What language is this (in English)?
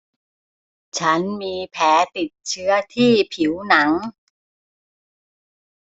Thai